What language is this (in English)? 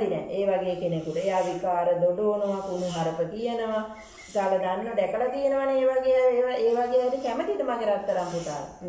Indonesian